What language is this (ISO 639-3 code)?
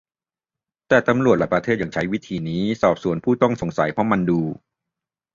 tha